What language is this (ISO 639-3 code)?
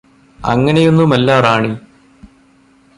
mal